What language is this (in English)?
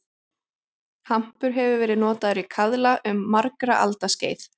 Icelandic